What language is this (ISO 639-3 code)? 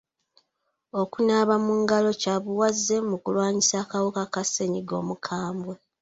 lug